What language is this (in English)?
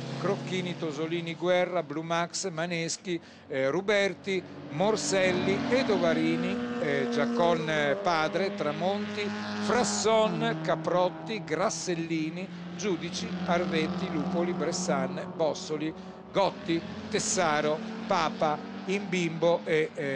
Italian